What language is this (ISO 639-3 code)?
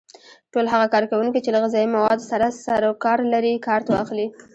pus